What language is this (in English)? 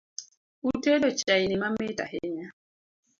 Luo (Kenya and Tanzania)